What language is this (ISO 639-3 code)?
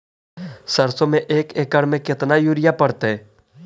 mag